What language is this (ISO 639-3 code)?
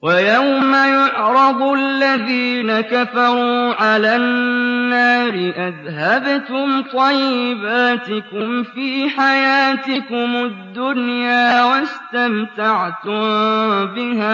ara